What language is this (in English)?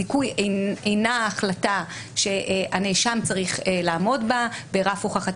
Hebrew